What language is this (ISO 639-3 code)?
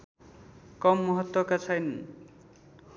nep